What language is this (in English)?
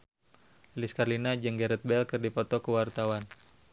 Sundanese